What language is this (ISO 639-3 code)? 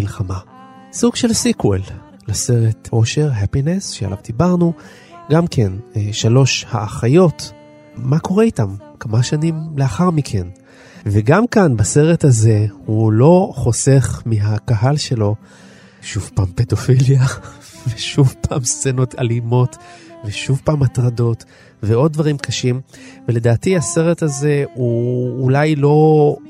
heb